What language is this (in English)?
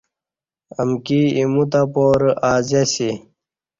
Kati